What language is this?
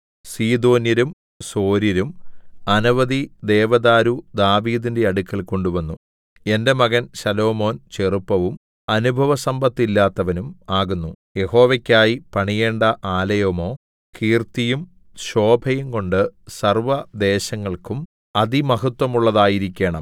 Malayalam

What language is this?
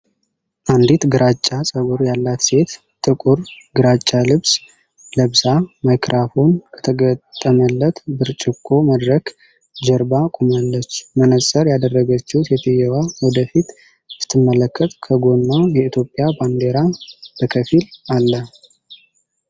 Amharic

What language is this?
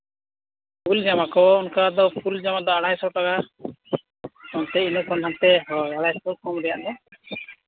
Santali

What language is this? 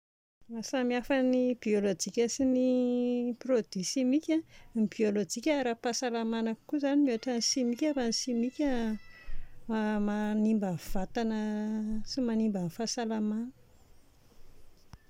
Malagasy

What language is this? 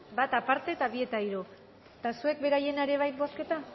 Basque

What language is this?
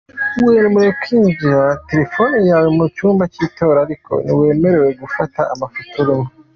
Kinyarwanda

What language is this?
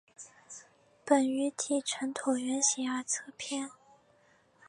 Chinese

